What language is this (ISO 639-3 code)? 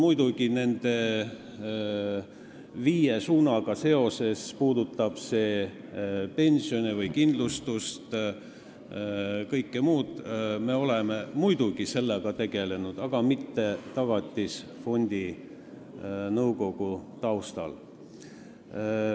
est